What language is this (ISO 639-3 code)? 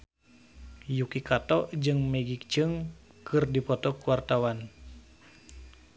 sun